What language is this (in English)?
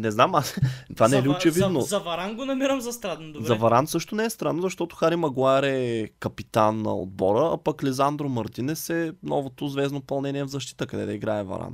Bulgarian